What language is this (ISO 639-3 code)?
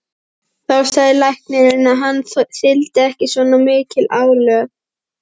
isl